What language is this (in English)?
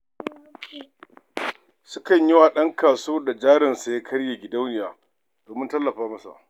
Hausa